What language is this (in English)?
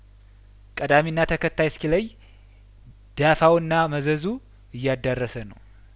Amharic